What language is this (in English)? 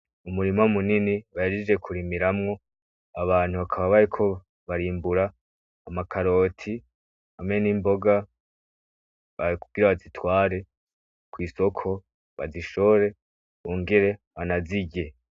Rundi